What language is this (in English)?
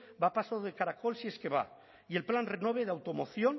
Spanish